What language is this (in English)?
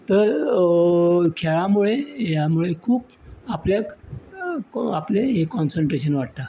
Konkani